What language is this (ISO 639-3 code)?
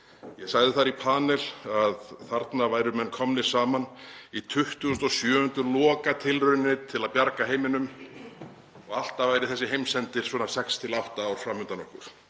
isl